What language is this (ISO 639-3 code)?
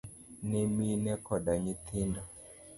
luo